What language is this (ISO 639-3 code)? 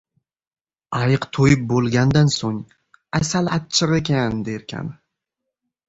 uzb